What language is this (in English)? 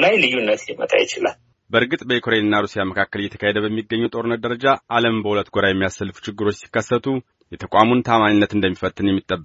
Amharic